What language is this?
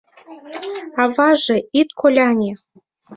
Mari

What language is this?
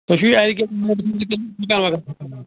Kashmiri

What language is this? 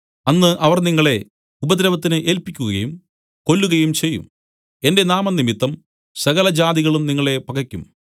Malayalam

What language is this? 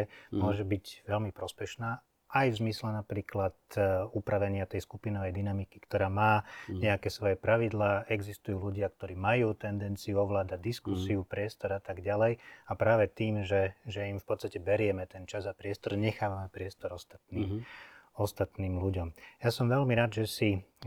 Slovak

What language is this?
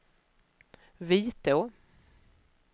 Swedish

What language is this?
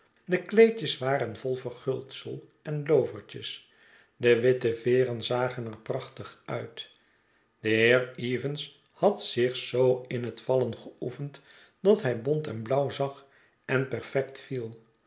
Dutch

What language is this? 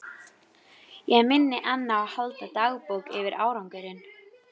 Icelandic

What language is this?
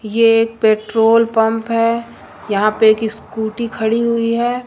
Hindi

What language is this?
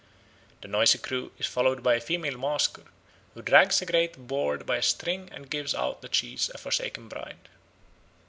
English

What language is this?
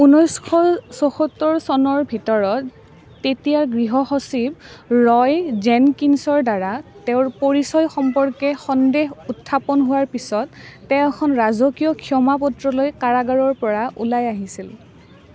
Assamese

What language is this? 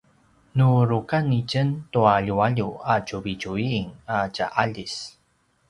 Paiwan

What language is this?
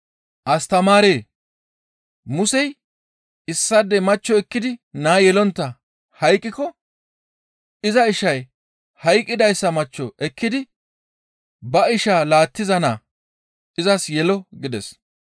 Gamo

